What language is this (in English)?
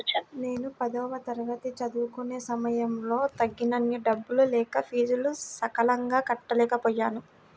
Telugu